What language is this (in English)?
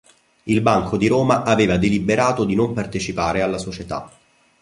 Italian